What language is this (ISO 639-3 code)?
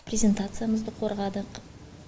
kaz